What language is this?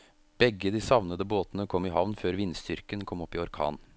Norwegian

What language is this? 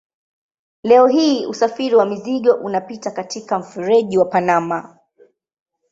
Swahili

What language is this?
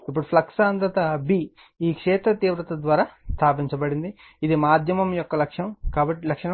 Telugu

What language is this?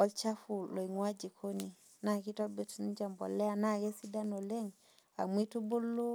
Masai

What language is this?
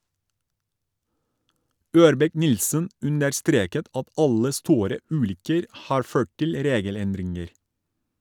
Norwegian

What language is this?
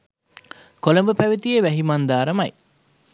Sinhala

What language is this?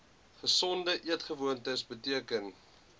Afrikaans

